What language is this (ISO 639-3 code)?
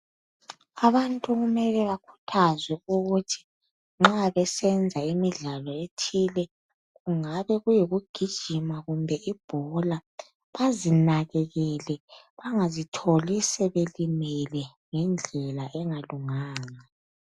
nde